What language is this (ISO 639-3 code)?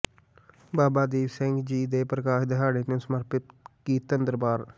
pan